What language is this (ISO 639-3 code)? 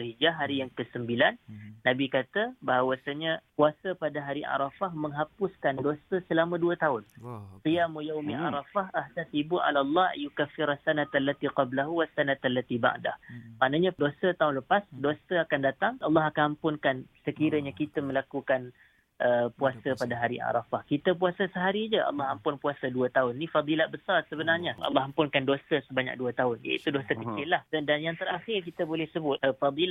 msa